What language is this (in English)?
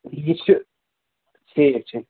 Kashmiri